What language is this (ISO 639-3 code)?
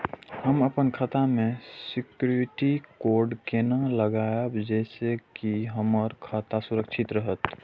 mai